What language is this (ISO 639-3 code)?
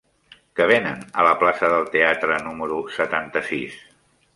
cat